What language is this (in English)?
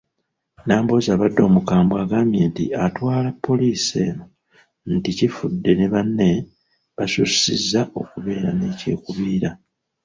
Ganda